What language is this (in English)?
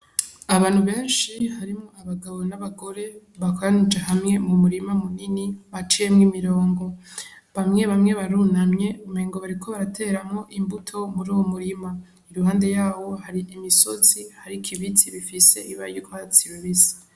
Rundi